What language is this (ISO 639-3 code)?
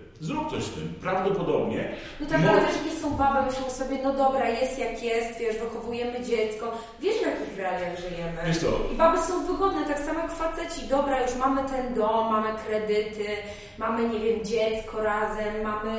pol